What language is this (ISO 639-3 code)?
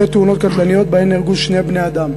heb